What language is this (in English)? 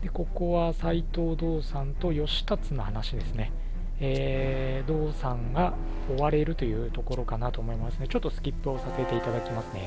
Japanese